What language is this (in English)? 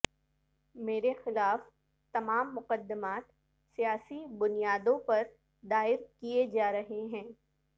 Urdu